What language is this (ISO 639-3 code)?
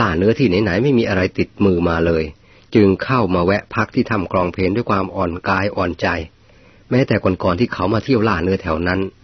tha